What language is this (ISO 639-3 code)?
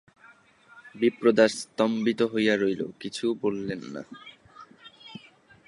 ben